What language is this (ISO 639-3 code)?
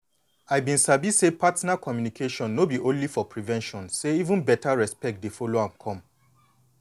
pcm